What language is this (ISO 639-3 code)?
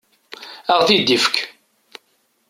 kab